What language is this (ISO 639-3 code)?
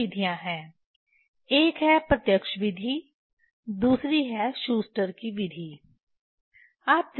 hin